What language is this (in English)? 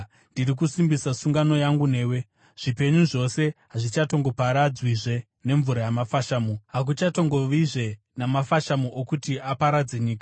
Shona